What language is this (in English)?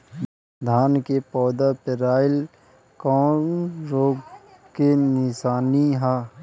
Bhojpuri